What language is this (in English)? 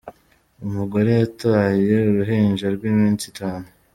Kinyarwanda